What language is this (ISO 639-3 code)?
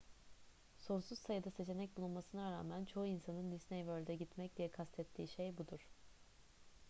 tur